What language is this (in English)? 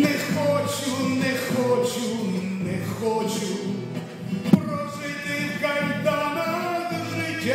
Ukrainian